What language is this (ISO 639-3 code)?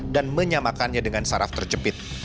ind